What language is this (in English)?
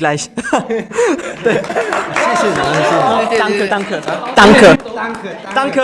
German